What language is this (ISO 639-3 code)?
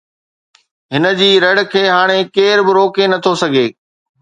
snd